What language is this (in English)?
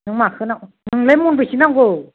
Bodo